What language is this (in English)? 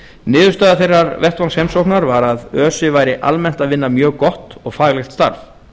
Icelandic